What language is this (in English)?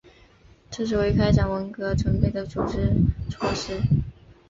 Chinese